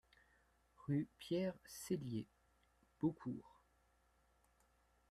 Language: French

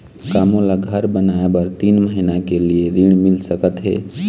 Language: Chhattisgarhi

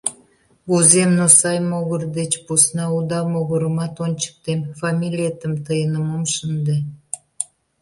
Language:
Mari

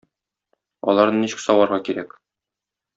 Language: Tatar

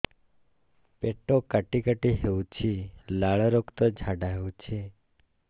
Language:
Odia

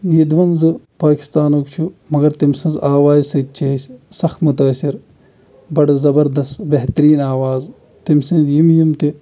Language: Kashmiri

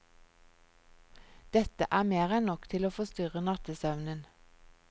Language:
Norwegian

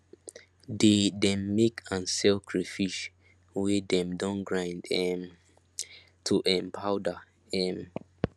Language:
Nigerian Pidgin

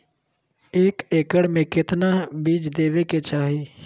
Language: Magahi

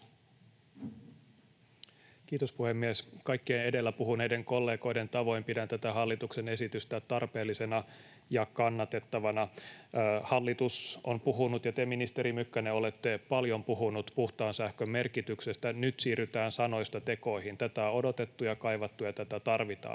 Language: Finnish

